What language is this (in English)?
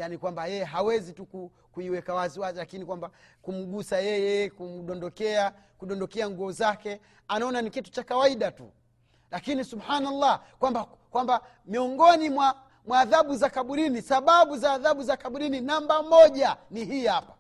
Swahili